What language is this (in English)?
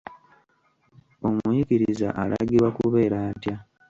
Ganda